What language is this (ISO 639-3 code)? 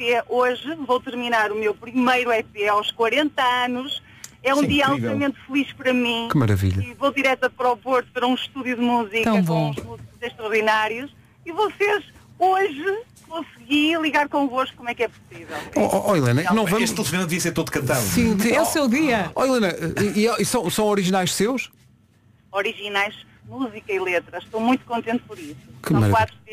por